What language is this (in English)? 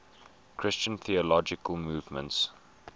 English